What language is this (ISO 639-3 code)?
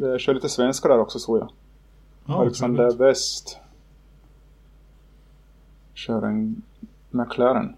swe